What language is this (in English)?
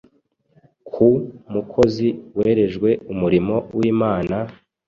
Kinyarwanda